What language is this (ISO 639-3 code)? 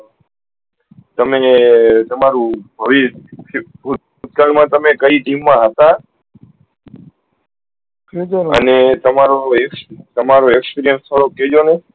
guj